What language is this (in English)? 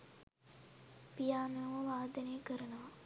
Sinhala